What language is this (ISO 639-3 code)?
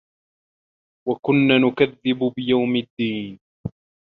ara